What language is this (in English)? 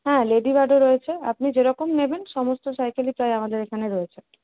Bangla